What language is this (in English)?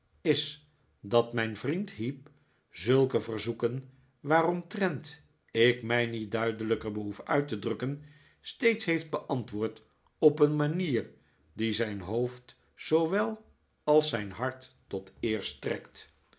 Dutch